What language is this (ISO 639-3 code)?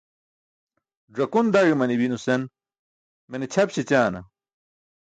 bsk